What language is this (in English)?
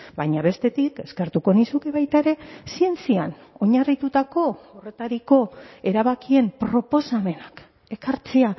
Basque